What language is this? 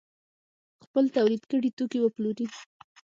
Pashto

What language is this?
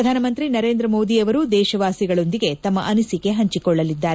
Kannada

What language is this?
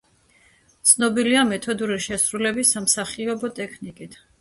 Georgian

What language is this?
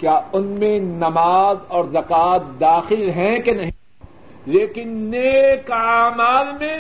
Urdu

